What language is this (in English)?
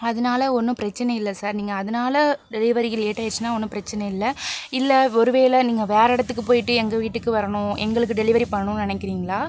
Tamil